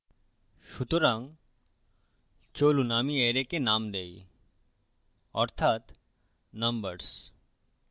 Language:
Bangla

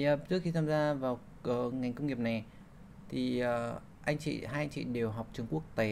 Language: Vietnamese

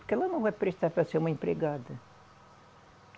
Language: Portuguese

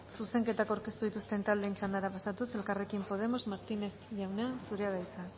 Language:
Basque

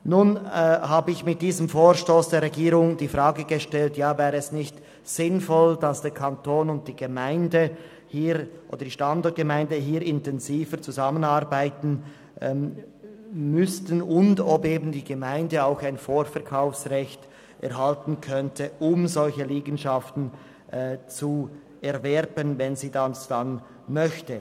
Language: Swiss German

